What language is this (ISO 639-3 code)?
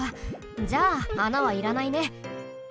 jpn